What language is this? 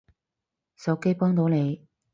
Cantonese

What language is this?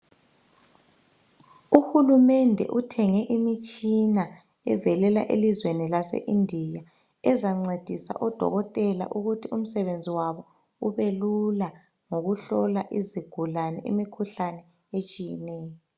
North Ndebele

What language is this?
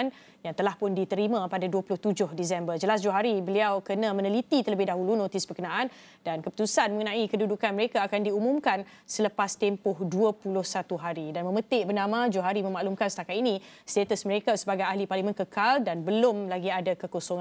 Malay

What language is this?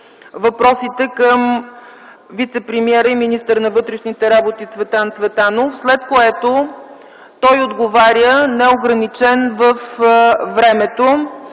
Bulgarian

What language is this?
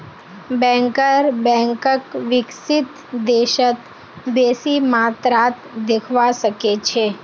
Magahi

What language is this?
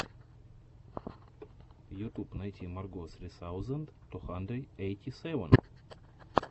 Russian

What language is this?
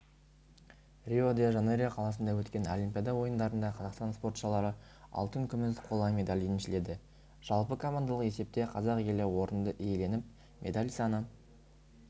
Kazakh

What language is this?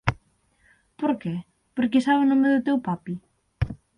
Galician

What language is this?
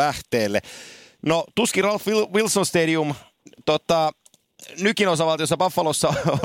Finnish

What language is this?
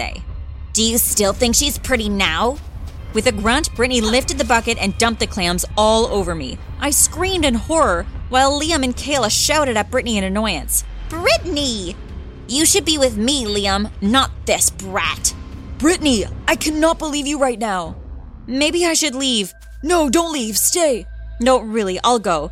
English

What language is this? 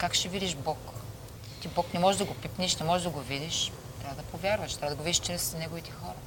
Bulgarian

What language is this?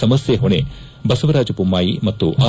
Kannada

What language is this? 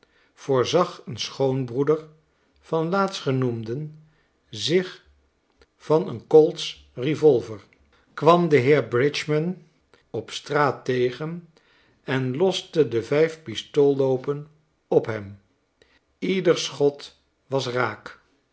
Dutch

